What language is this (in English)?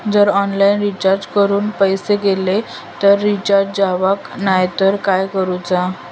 Marathi